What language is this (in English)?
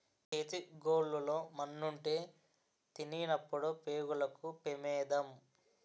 Telugu